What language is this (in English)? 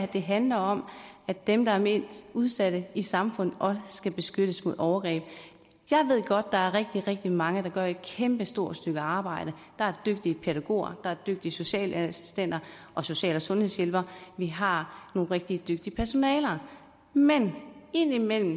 Danish